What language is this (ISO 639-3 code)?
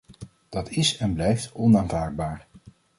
nld